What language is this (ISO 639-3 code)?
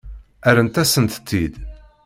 kab